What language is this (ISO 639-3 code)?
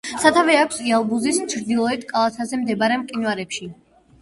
kat